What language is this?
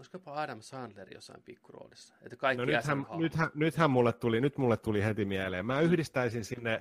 Finnish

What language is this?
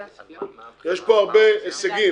Hebrew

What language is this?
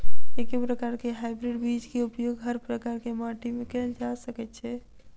Maithili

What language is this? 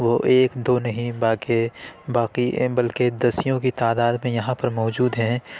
Urdu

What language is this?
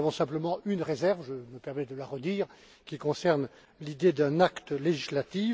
French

